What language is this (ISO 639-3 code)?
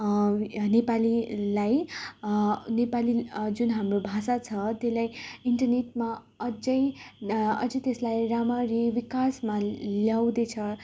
nep